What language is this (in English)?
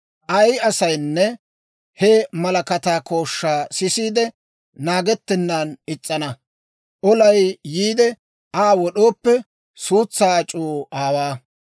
Dawro